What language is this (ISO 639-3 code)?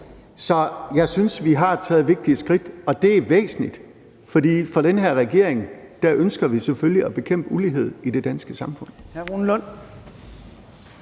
dan